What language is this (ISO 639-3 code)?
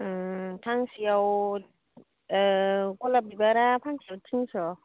brx